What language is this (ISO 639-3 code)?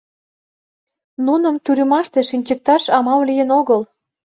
chm